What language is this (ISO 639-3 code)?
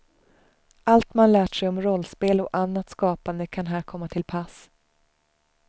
swe